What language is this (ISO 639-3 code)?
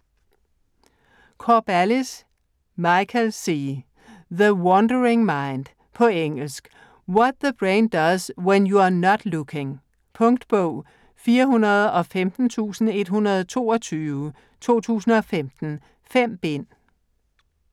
dan